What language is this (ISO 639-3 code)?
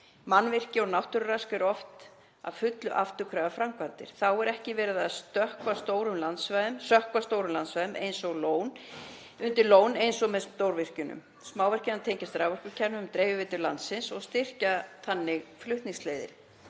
isl